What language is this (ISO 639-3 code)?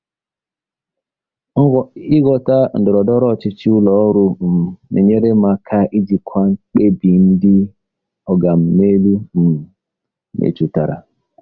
ibo